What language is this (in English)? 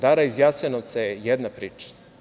Serbian